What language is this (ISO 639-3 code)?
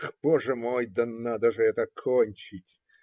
rus